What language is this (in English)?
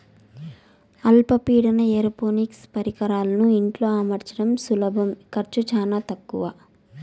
Telugu